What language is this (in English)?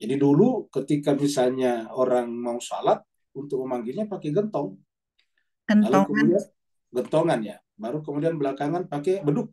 Indonesian